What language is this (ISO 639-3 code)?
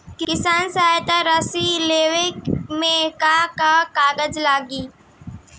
bho